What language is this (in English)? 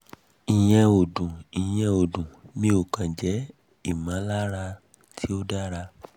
Yoruba